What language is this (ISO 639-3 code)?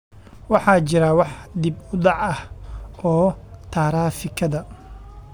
som